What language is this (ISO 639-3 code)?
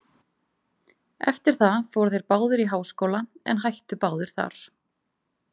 isl